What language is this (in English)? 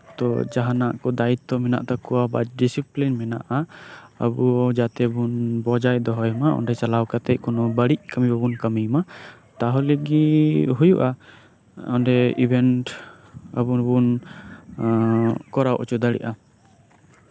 Santali